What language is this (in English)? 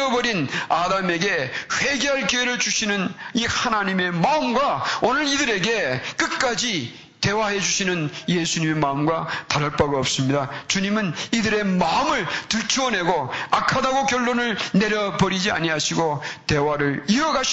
Korean